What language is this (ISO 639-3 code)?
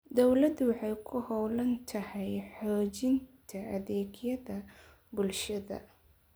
som